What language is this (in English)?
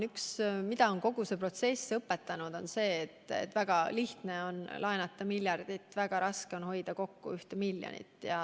Estonian